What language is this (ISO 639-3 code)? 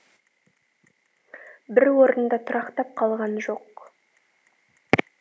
kaz